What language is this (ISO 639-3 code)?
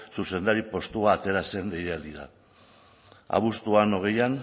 eus